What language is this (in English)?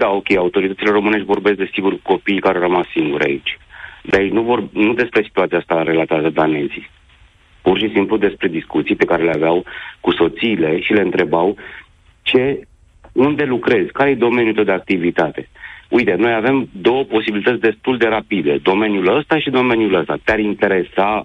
Romanian